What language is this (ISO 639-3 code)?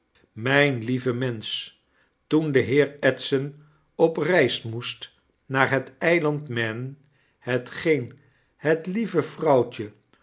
nld